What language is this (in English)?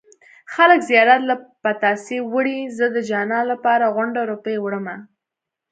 Pashto